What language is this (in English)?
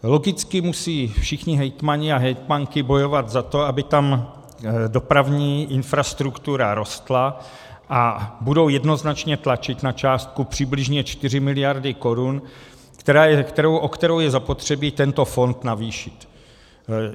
Czech